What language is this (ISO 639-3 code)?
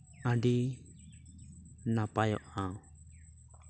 sat